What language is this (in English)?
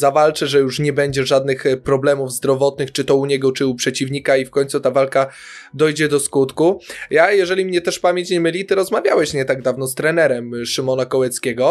Polish